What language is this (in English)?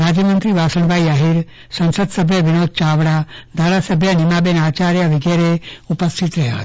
Gujarati